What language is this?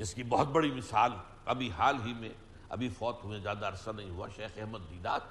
Urdu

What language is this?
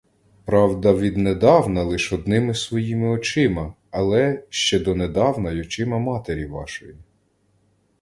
Ukrainian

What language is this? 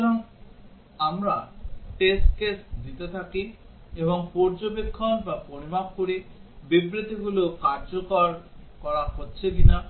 Bangla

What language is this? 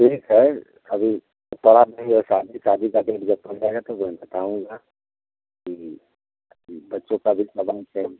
Hindi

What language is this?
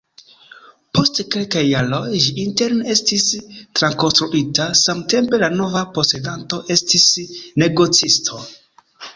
Esperanto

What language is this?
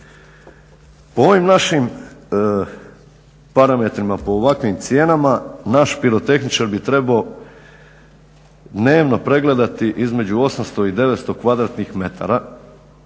Croatian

